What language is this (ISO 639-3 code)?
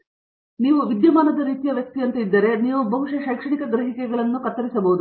kan